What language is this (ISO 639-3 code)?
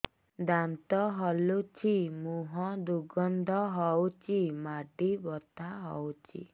ori